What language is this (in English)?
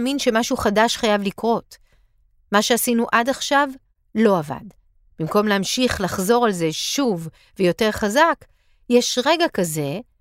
Hebrew